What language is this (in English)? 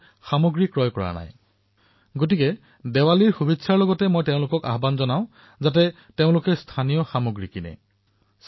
Assamese